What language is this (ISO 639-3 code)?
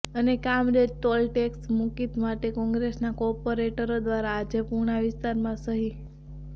guj